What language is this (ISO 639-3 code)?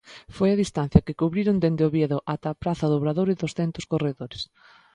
glg